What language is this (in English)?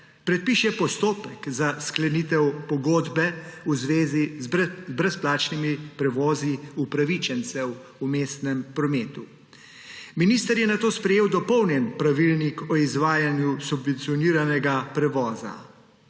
Slovenian